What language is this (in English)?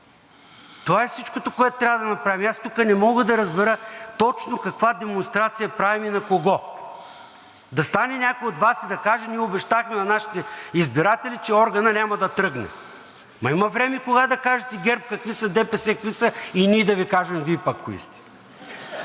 Bulgarian